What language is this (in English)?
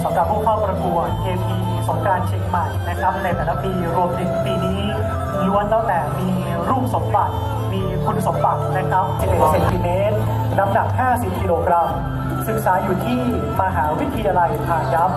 Thai